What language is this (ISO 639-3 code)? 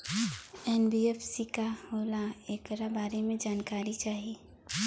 bho